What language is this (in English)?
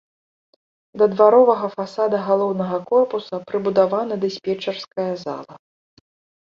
Belarusian